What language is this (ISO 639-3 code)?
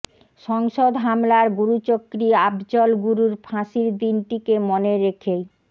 ben